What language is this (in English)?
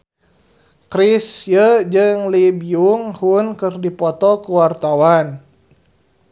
Sundanese